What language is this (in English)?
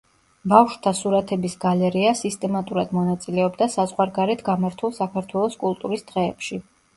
Georgian